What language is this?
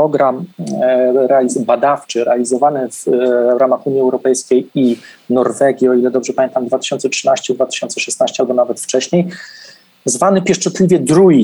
Polish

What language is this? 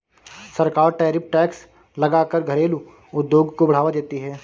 Hindi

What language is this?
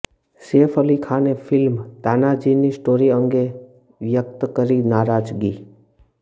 Gujarati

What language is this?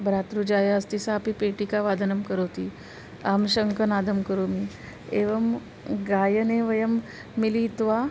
Sanskrit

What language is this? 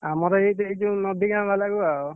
Odia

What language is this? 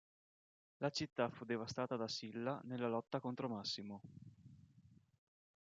Italian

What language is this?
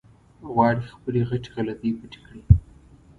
Pashto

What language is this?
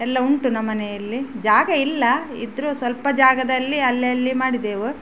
Kannada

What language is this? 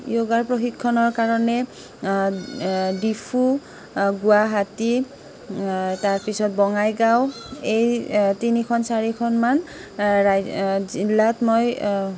Assamese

